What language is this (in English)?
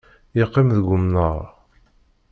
Kabyle